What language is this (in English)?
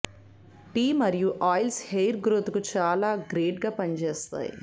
Telugu